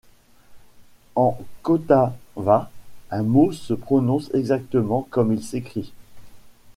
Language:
French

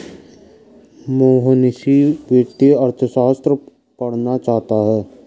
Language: Hindi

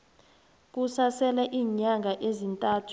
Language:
South Ndebele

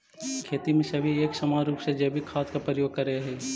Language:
Magahi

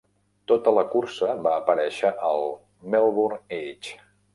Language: Catalan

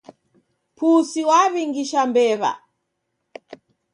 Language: Taita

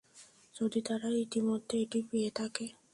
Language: Bangla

